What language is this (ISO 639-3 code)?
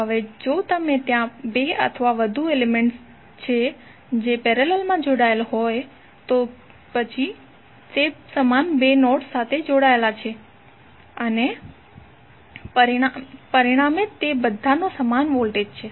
guj